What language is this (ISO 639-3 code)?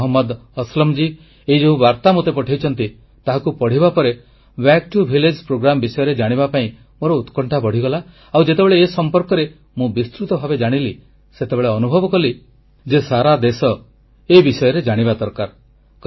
ori